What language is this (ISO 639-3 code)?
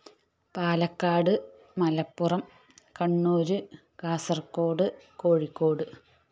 mal